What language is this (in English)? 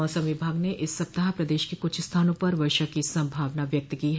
Hindi